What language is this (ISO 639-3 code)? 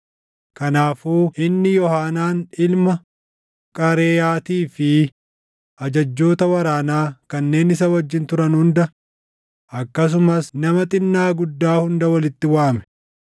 orm